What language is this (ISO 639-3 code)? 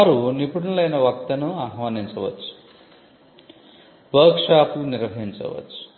tel